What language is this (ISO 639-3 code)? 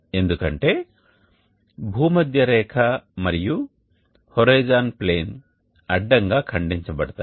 tel